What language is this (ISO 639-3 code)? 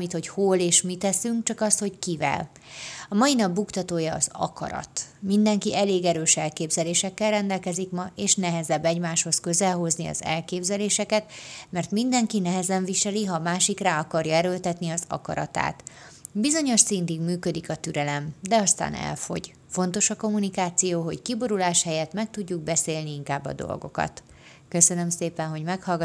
hun